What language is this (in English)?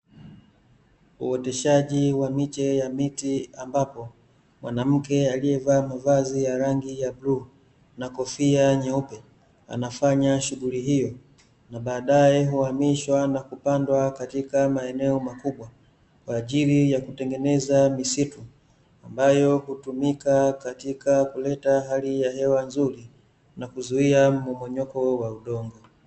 Swahili